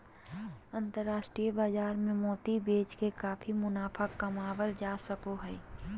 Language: Magahi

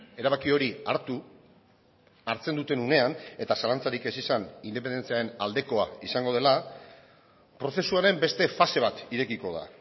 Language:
Basque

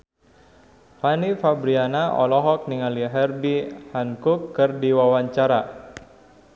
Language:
Sundanese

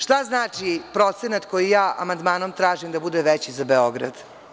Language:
Serbian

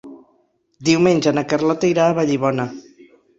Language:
Catalan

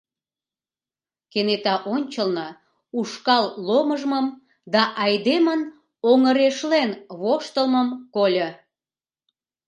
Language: Mari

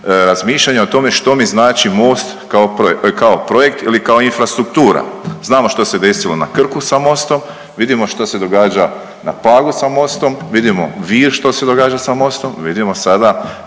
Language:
Croatian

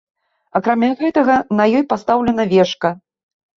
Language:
Belarusian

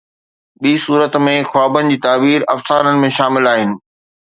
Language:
Sindhi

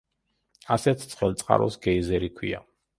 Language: Georgian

